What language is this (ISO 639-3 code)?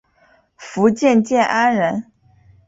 zho